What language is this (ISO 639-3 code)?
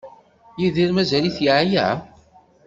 kab